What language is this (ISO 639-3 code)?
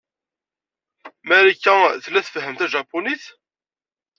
kab